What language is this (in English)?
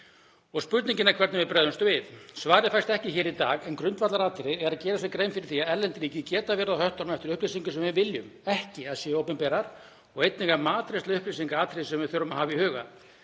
Icelandic